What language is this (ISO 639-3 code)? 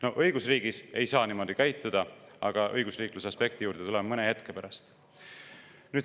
est